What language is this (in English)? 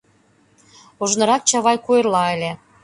Mari